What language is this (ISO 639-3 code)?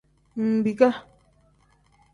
kdh